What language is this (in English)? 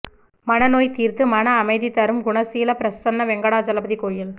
Tamil